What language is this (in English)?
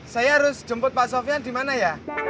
Indonesian